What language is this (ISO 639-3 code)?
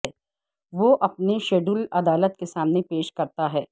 urd